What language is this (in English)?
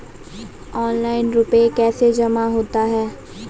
Maithili